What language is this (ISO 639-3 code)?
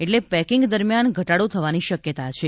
guj